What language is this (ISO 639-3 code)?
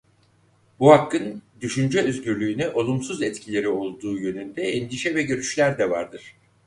tur